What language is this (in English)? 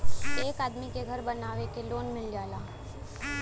Bhojpuri